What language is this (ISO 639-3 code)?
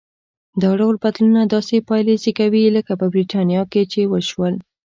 pus